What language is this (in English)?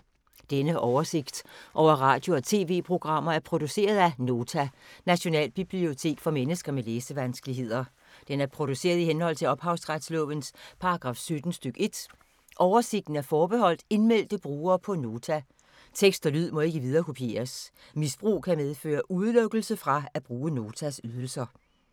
Danish